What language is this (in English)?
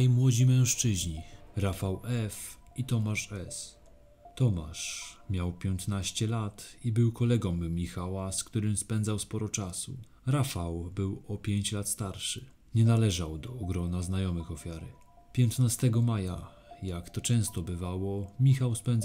Polish